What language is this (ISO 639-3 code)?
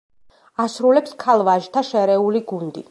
kat